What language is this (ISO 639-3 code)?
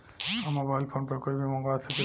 bho